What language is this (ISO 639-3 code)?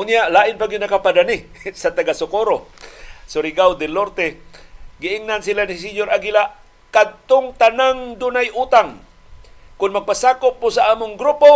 fil